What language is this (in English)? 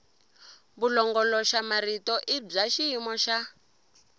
Tsonga